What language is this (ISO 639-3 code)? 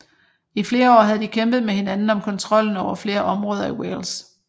dan